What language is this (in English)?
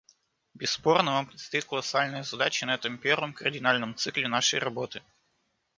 Russian